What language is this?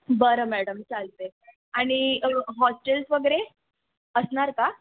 Marathi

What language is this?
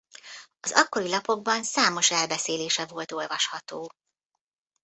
Hungarian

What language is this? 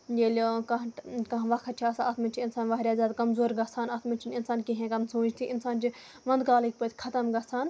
Kashmiri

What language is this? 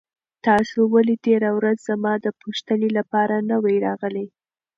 Pashto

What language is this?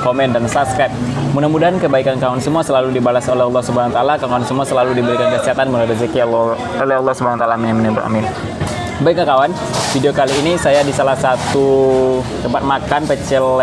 Indonesian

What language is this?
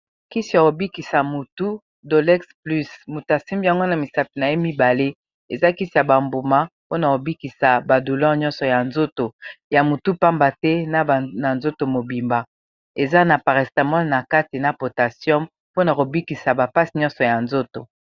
Lingala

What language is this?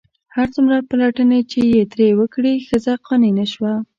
Pashto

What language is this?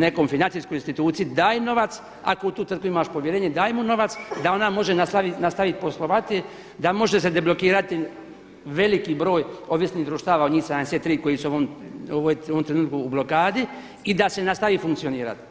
Croatian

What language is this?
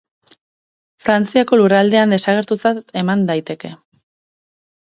Basque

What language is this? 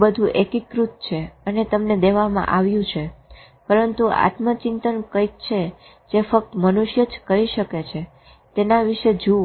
Gujarati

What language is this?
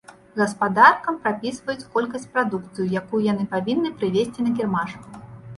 Belarusian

